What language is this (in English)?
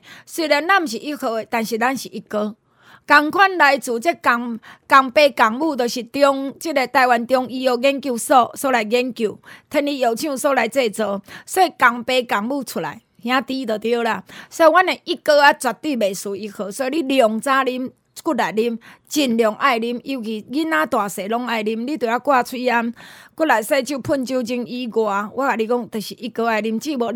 Chinese